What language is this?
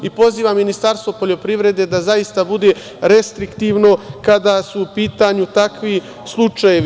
Serbian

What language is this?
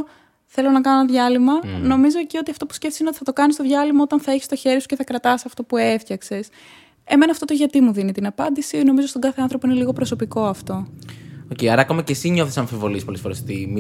Greek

